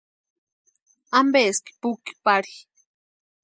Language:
Western Highland Purepecha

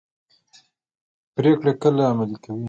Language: Pashto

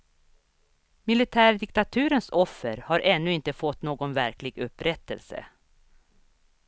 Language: Swedish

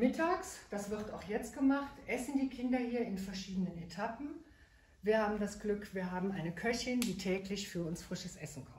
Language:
German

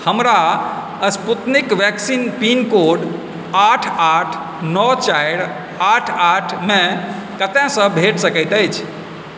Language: Maithili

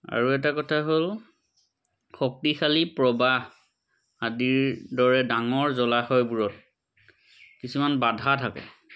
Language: Assamese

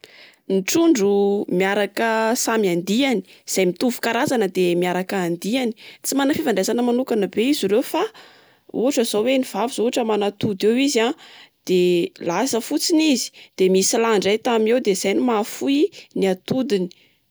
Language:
Malagasy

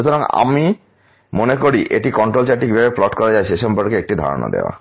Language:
Bangla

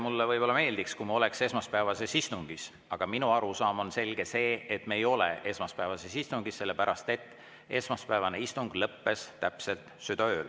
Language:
Estonian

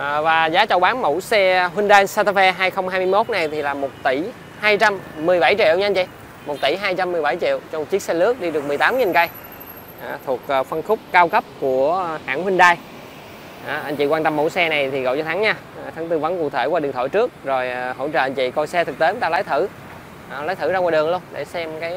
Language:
Vietnamese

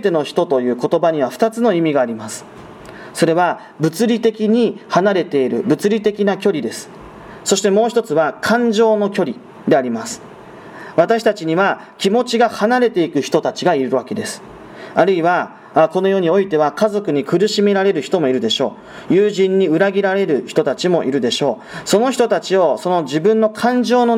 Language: Japanese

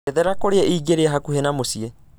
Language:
Kikuyu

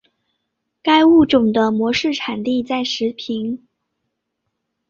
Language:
Chinese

